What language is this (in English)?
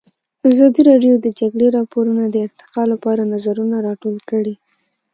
Pashto